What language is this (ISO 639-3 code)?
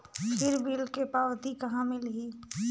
hne